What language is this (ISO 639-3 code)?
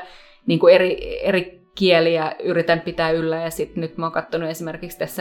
fin